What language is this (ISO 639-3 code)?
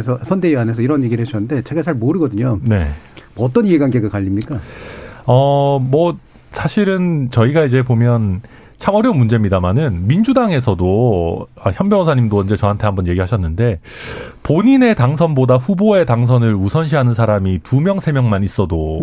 kor